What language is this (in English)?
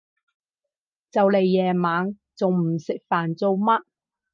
Cantonese